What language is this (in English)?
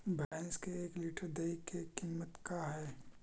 Magahi